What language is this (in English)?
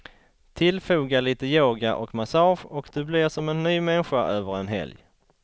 Swedish